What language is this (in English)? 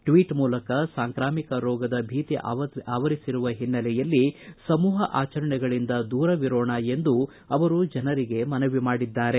Kannada